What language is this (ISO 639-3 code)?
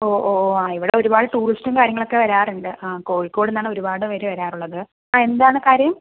mal